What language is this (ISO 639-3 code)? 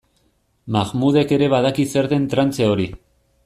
eus